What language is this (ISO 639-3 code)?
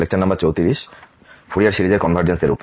ben